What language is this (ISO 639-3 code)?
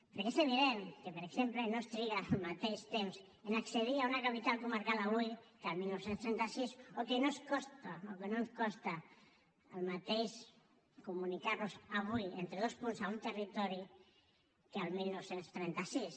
cat